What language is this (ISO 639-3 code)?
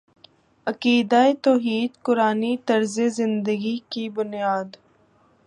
urd